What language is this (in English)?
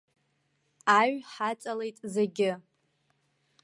Abkhazian